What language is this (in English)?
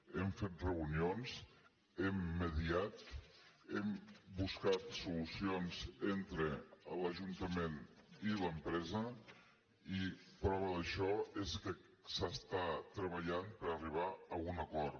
Catalan